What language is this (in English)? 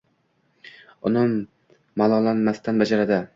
Uzbek